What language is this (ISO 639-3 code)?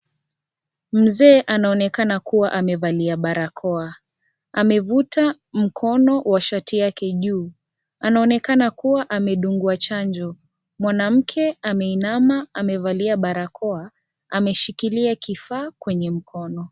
swa